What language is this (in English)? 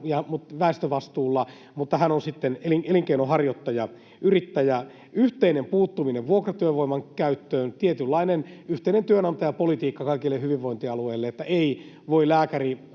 Finnish